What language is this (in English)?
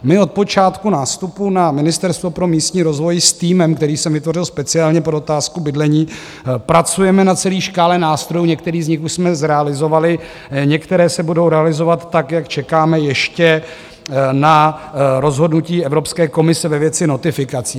Czech